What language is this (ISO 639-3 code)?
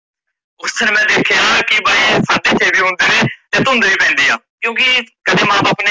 pan